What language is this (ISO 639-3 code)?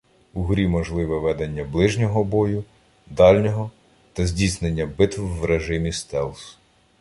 ukr